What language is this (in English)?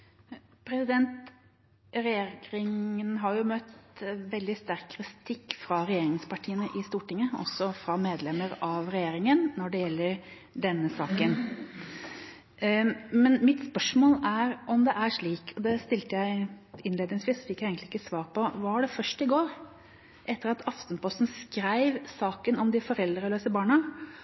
Norwegian Bokmål